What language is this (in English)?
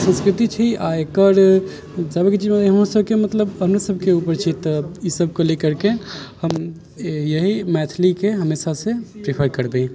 Maithili